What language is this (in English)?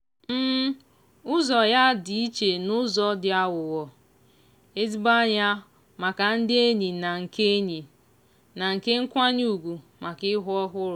Igbo